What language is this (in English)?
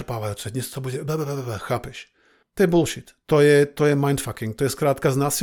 Slovak